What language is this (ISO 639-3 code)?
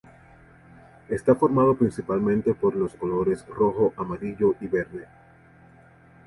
spa